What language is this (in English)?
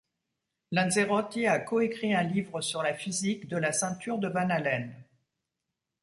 French